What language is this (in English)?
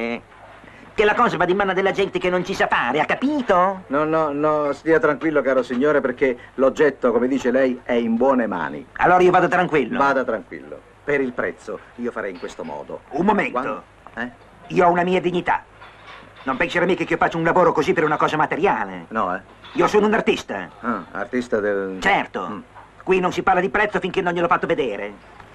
Italian